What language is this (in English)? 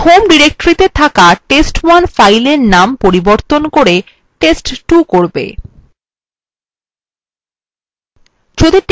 Bangla